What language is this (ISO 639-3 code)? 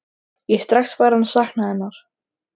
isl